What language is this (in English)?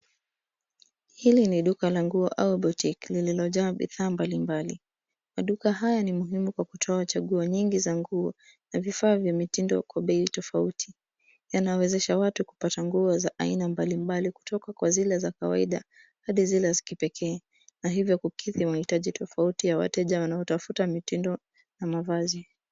Swahili